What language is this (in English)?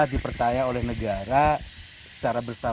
Indonesian